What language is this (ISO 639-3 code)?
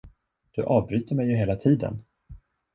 swe